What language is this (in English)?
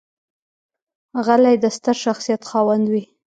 Pashto